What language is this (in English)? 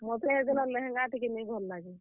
Odia